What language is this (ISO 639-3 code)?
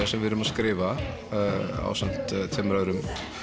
isl